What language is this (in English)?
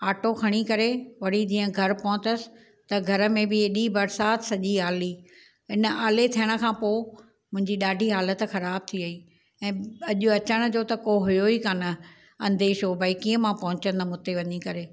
Sindhi